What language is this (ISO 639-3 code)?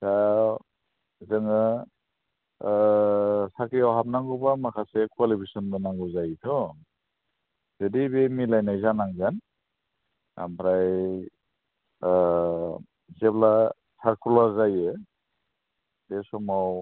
brx